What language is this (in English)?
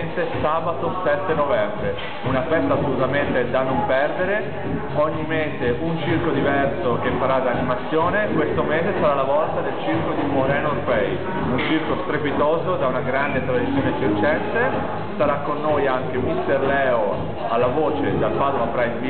Italian